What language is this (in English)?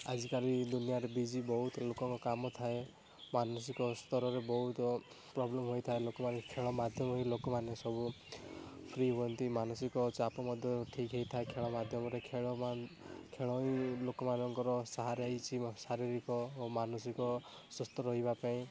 Odia